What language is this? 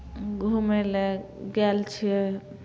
Maithili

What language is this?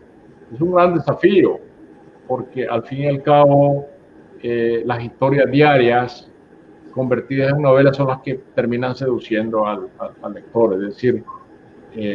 Spanish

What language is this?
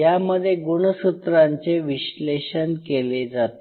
Marathi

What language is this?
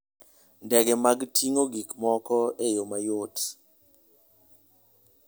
Luo (Kenya and Tanzania)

